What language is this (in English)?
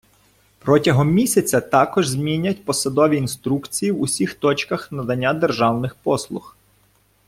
Ukrainian